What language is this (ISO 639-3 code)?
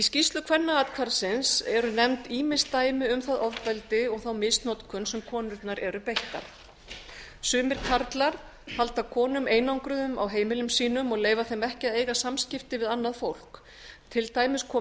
isl